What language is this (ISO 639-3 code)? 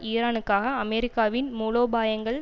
tam